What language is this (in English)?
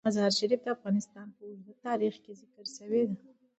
Pashto